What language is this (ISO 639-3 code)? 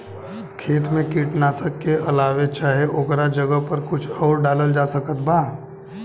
bho